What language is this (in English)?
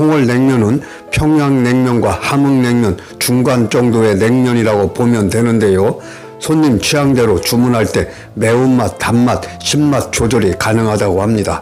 Korean